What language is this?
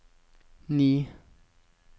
Norwegian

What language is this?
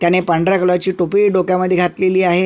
Marathi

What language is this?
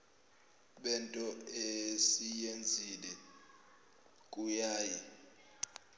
Zulu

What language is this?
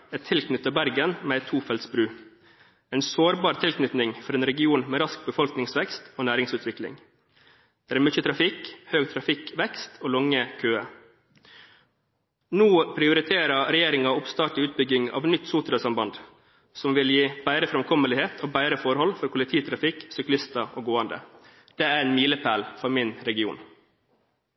Norwegian Bokmål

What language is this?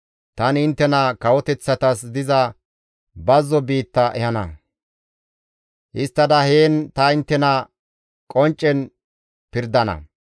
Gamo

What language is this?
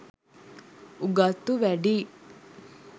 Sinhala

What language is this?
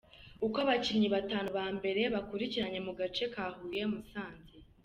Kinyarwanda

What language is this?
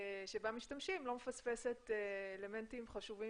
Hebrew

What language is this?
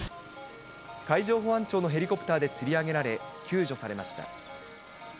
Japanese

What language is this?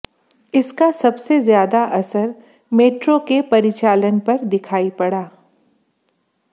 Hindi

